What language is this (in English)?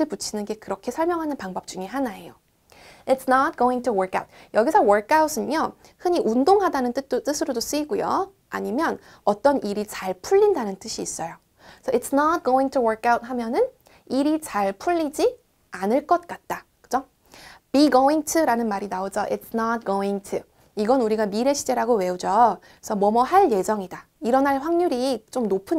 Korean